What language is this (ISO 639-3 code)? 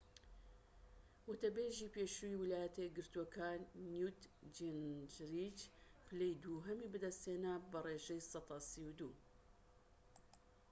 ckb